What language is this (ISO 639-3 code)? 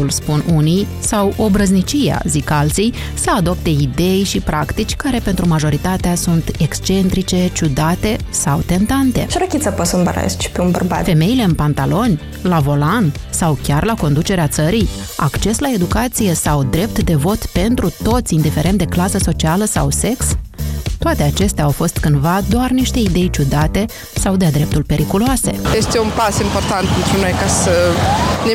ron